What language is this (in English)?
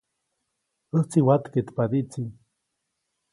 Copainalá Zoque